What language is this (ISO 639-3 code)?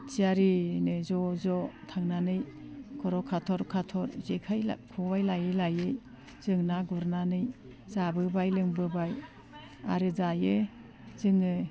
brx